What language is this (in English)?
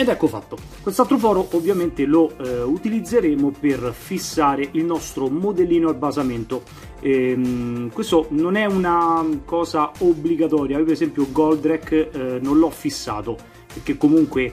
Italian